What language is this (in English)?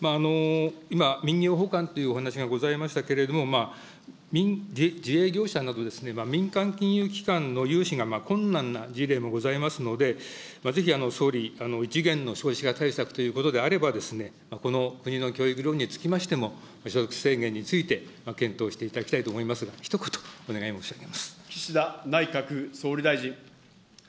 Japanese